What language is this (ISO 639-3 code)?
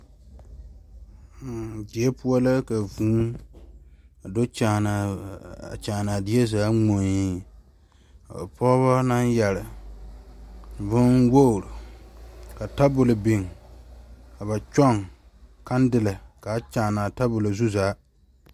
dga